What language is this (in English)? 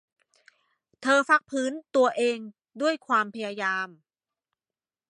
Thai